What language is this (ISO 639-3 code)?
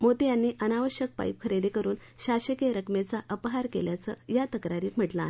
mar